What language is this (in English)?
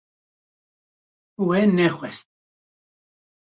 Kurdish